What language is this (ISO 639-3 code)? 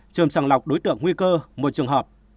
vie